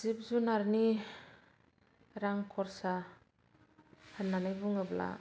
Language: Bodo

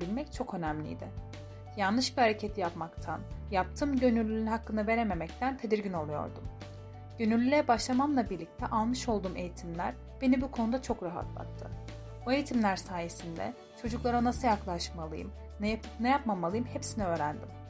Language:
Turkish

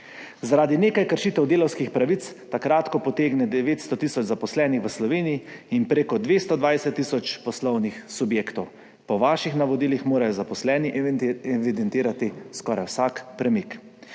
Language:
Slovenian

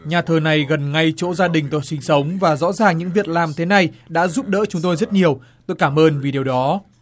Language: Vietnamese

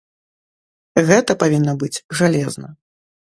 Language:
Belarusian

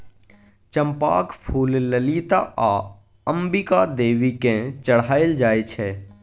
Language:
Maithili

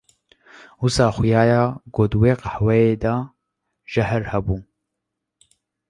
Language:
Kurdish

